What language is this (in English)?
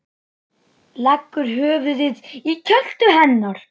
Icelandic